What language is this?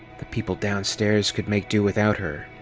English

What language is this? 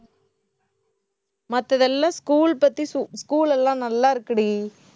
Tamil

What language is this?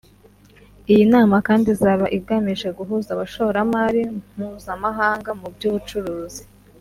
Kinyarwanda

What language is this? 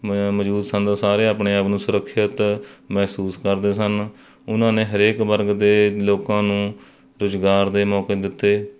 Punjabi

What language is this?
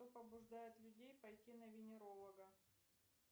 Russian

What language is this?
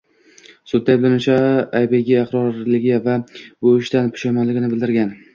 Uzbek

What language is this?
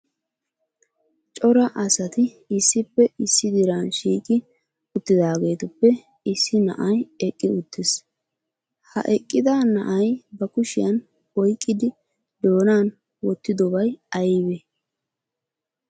Wolaytta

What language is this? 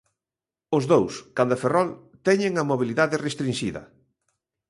Galician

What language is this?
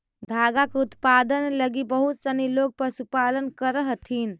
Magahi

